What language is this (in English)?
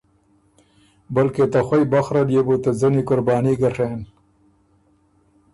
Ormuri